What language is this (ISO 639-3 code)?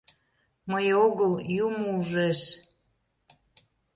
chm